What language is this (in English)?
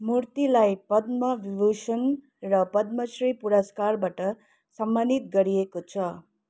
Nepali